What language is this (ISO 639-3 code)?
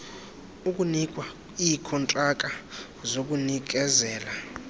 xho